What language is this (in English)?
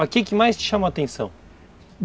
Portuguese